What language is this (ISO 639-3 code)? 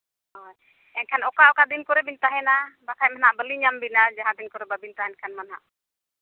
sat